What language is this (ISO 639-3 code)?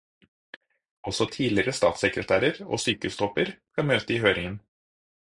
nob